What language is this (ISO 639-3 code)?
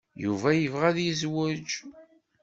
kab